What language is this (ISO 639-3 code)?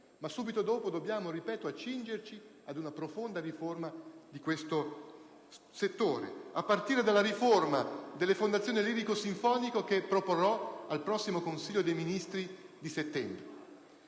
ita